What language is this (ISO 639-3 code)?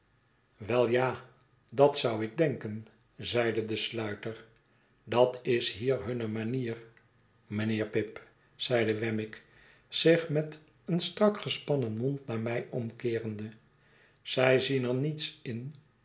nld